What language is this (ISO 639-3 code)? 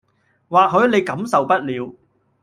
yue